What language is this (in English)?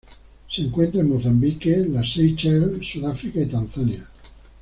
Spanish